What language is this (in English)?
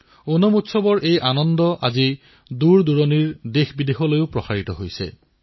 Assamese